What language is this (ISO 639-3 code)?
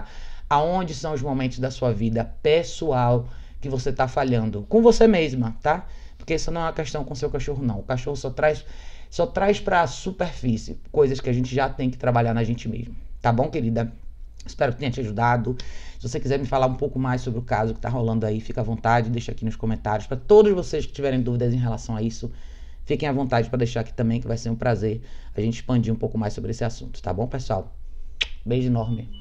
por